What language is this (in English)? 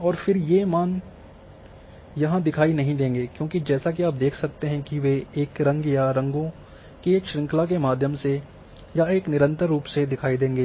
Hindi